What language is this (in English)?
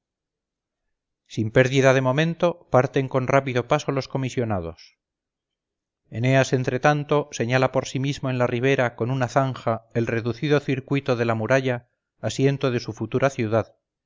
Spanish